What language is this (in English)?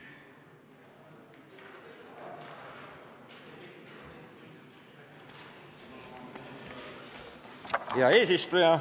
Estonian